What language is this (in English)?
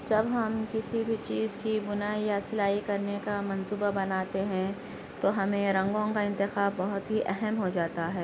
Urdu